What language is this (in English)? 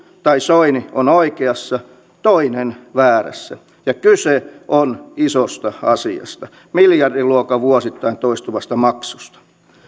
Finnish